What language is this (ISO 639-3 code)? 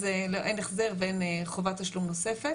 heb